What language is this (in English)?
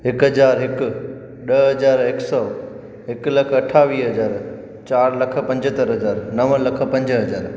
Sindhi